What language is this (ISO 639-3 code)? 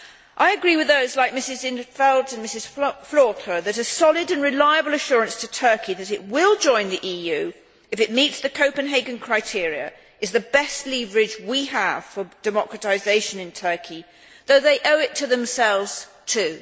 eng